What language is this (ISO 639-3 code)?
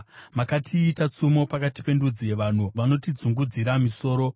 sna